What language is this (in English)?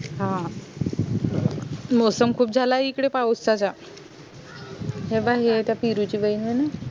Marathi